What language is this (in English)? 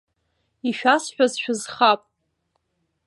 Abkhazian